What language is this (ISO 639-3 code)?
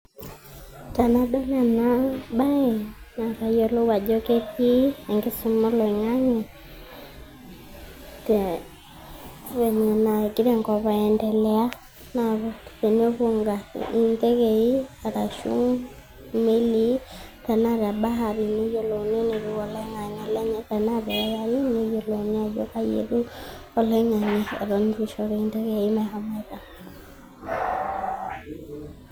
mas